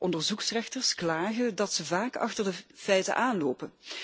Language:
Dutch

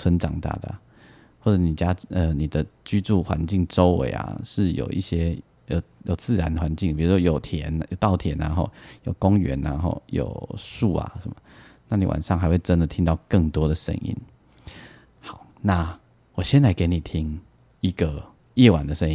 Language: Chinese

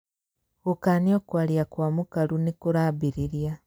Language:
Kikuyu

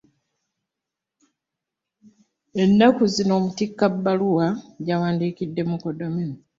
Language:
Ganda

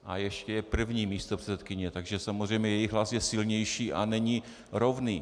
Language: Czech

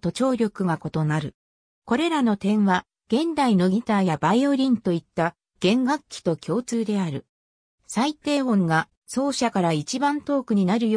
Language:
Japanese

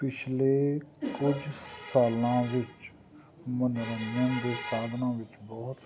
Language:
Punjabi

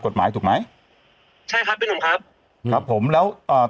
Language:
Thai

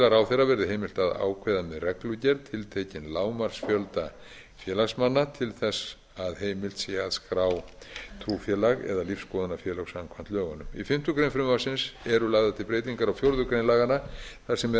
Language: Icelandic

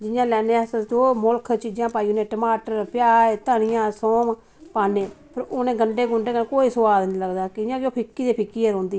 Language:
Dogri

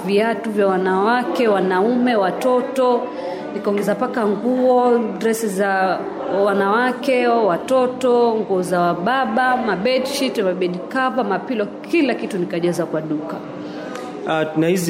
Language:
Swahili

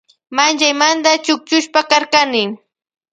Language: Loja Highland Quichua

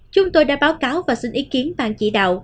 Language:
Vietnamese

